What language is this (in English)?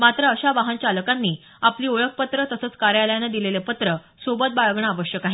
Marathi